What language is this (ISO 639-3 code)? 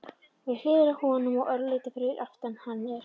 isl